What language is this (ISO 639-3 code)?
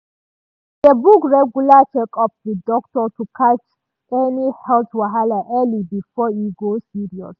pcm